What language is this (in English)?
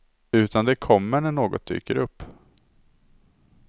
Swedish